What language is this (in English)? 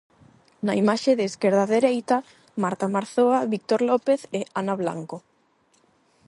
Galician